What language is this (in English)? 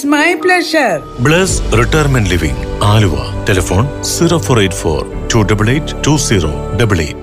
Malayalam